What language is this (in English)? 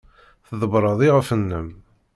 Kabyle